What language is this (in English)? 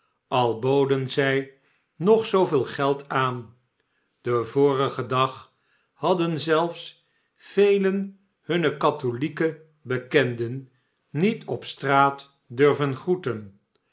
Dutch